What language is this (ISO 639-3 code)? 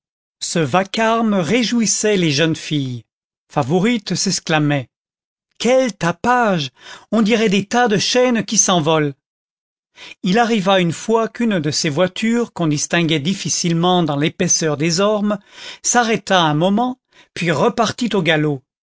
fra